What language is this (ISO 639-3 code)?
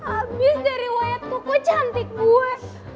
ind